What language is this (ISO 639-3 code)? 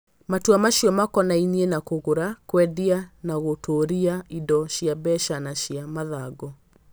kik